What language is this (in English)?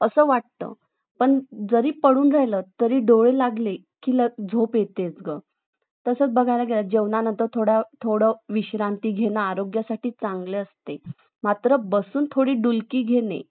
Marathi